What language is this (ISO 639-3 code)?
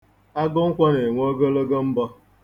ibo